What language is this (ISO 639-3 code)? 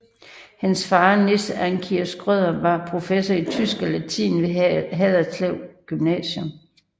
dan